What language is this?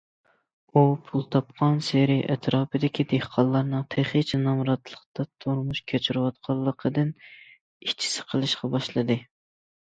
Uyghur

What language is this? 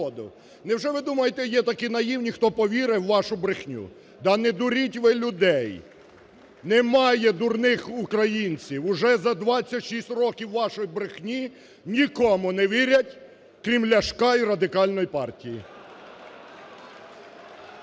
Ukrainian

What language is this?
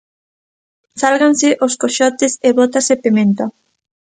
Galician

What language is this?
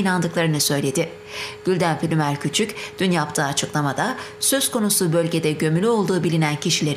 Turkish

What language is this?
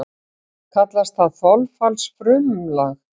Icelandic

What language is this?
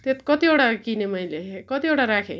Nepali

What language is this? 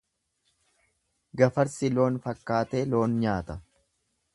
Oromo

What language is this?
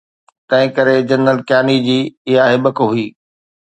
Sindhi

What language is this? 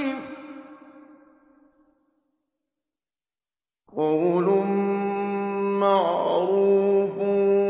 Arabic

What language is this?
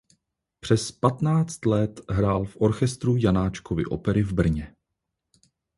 Czech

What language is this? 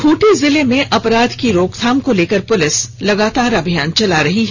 Hindi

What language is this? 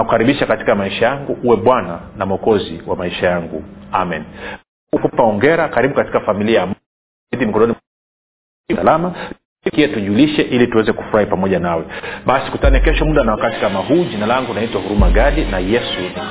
Swahili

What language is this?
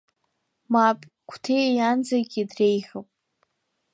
Abkhazian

